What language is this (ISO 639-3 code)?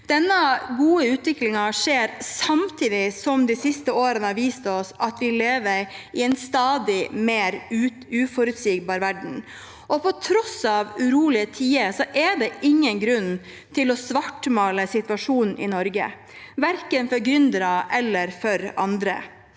nor